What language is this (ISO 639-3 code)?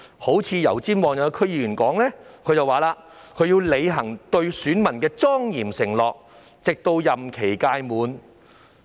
yue